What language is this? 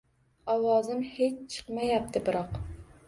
Uzbek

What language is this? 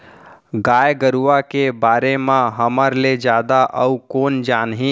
Chhattisgarhi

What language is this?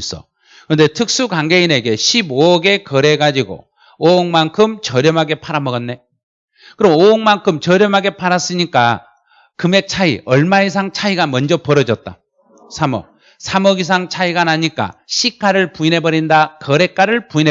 Korean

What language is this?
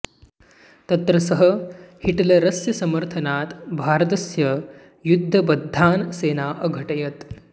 Sanskrit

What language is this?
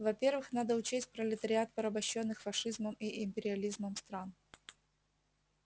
Russian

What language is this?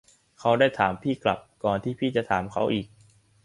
Thai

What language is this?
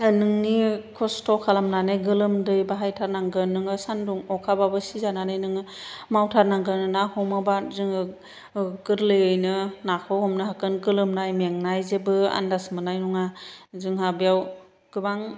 Bodo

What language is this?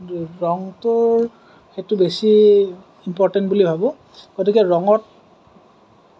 Assamese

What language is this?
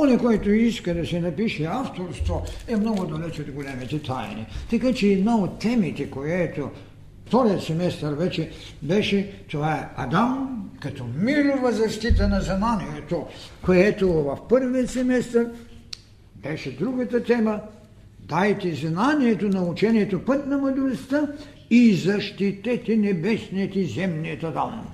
Bulgarian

